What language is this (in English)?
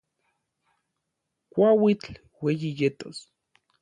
Orizaba Nahuatl